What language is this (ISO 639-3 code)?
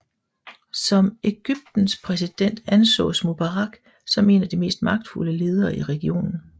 dan